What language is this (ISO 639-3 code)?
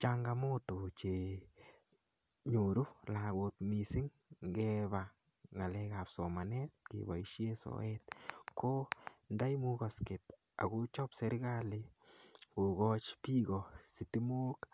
kln